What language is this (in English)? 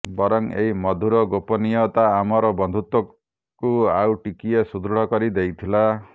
Odia